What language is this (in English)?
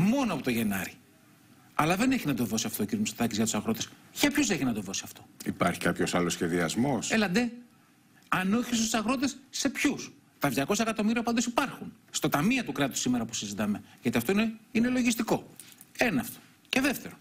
Greek